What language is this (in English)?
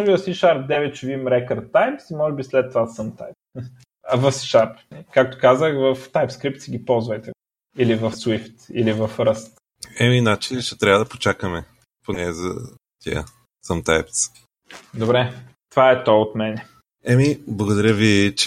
Bulgarian